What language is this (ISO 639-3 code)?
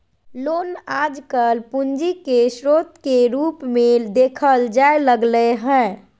mag